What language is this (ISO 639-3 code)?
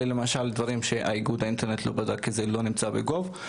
heb